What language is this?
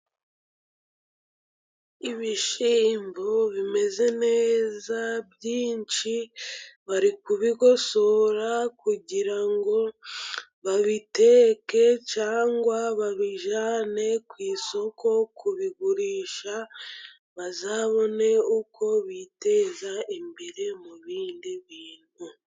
Kinyarwanda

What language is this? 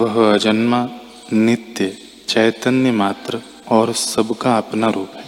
Hindi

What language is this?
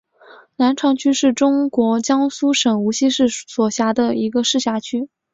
Chinese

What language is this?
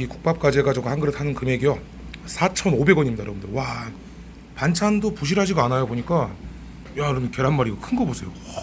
Korean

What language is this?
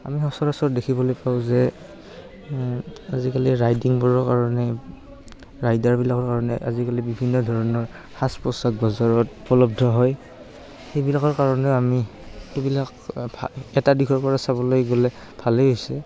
Assamese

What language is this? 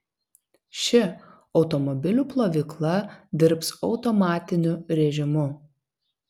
Lithuanian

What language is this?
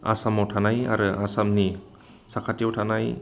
Bodo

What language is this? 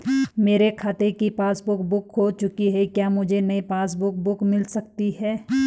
Hindi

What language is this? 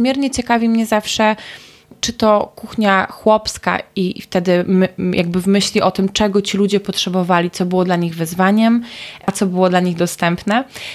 Polish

